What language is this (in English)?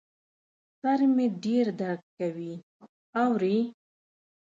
Pashto